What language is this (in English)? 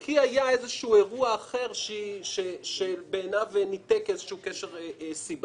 Hebrew